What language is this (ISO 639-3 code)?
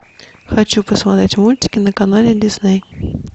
rus